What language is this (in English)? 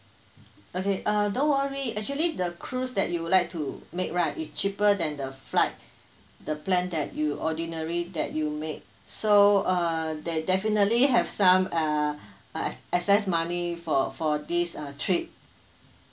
English